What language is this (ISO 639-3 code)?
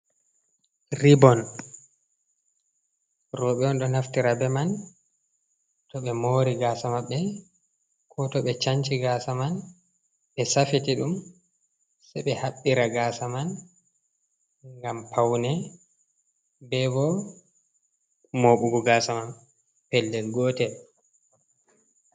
ful